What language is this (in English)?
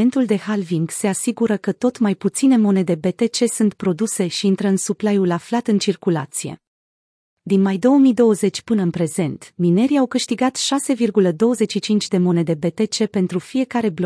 Romanian